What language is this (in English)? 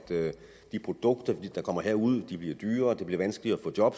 Danish